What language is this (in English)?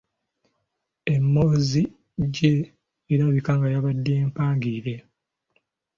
Ganda